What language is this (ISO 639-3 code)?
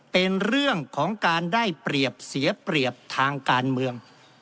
tha